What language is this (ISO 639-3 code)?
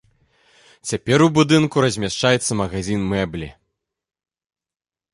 bel